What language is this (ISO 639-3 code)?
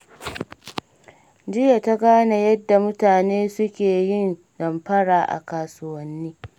hau